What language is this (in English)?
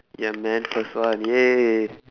English